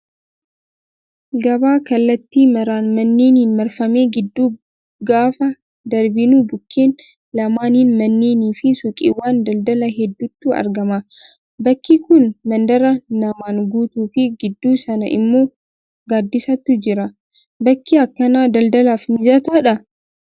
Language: Oromo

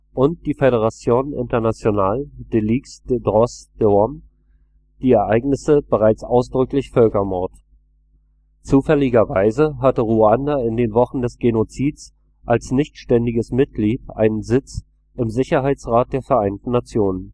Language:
German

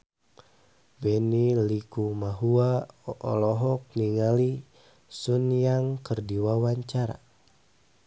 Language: Sundanese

